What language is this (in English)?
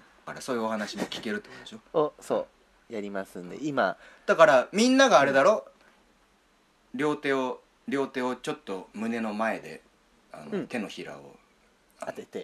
Japanese